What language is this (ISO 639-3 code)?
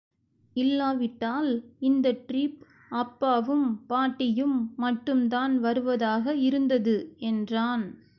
tam